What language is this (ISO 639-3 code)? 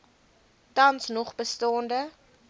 afr